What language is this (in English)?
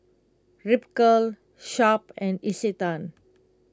English